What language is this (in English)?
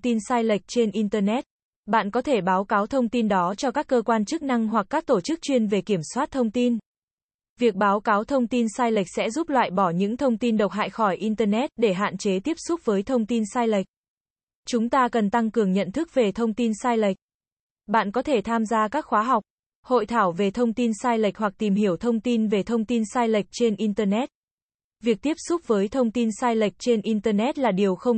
Vietnamese